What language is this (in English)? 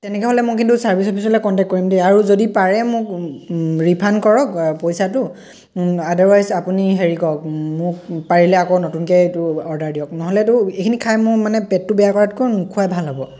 Assamese